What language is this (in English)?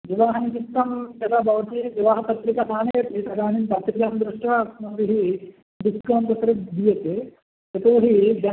Sanskrit